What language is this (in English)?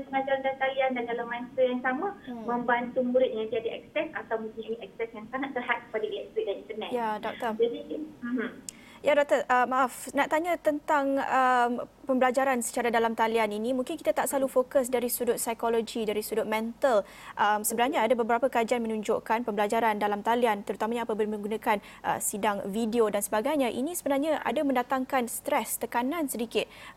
Malay